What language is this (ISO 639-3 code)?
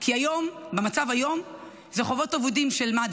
heb